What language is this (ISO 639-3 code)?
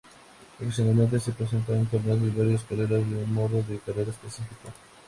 spa